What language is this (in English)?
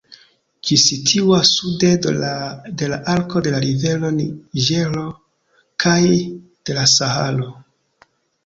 Esperanto